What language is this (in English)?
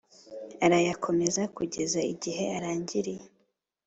Kinyarwanda